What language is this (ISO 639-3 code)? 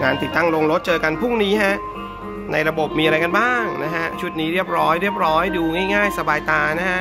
tha